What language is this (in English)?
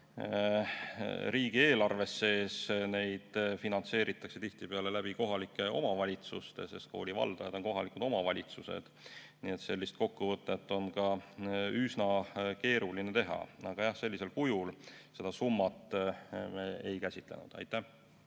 Estonian